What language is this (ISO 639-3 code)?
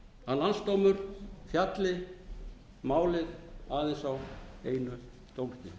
isl